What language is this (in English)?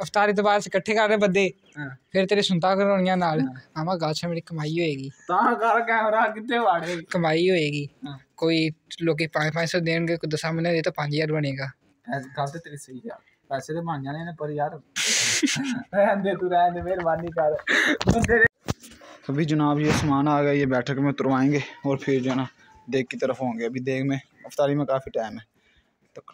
Hindi